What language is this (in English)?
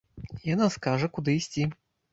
Belarusian